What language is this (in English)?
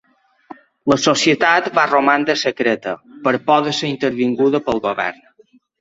Catalan